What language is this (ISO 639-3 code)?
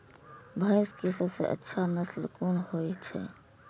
mai